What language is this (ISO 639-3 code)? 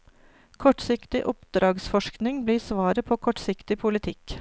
nor